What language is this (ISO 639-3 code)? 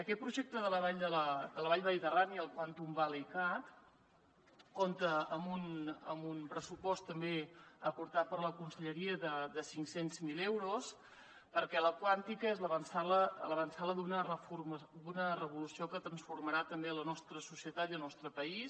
cat